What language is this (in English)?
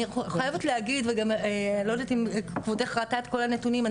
Hebrew